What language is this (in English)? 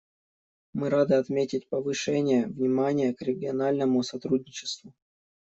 Russian